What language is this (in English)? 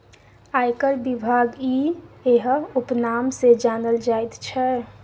Maithili